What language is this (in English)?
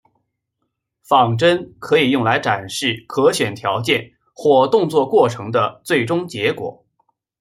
Chinese